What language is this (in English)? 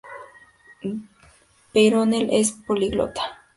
Spanish